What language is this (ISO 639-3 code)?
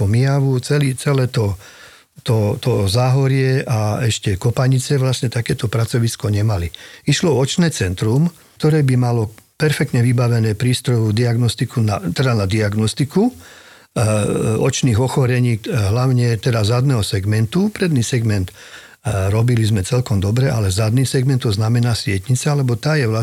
slk